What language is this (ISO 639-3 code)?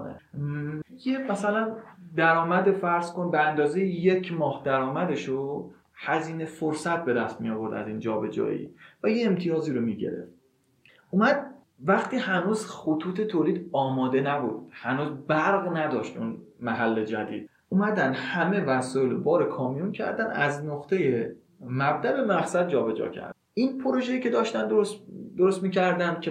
fas